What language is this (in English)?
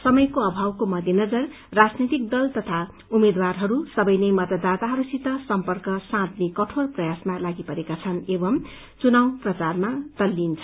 Nepali